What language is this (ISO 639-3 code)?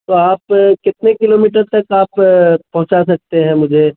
urd